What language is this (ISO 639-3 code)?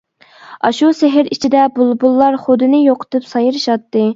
uig